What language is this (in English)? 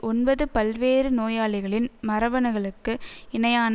Tamil